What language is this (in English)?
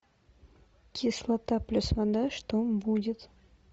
Russian